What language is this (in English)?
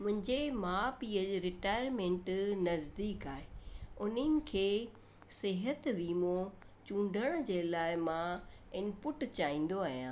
Sindhi